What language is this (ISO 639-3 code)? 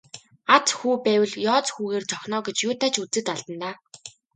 mon